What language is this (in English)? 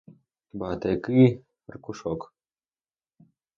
Ukrainian